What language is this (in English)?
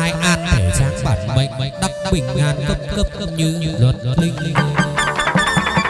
Vietnamese